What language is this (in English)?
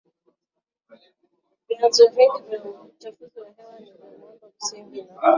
Swahili